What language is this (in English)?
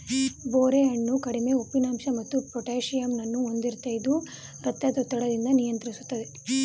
Kannada